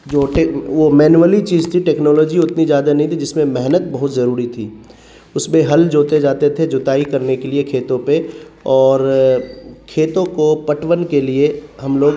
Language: Urdu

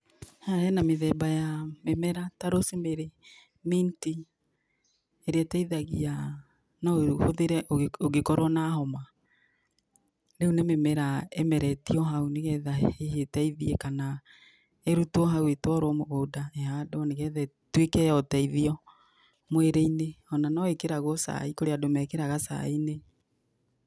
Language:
Kikuyu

